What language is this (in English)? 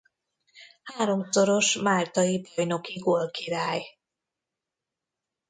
Hungarian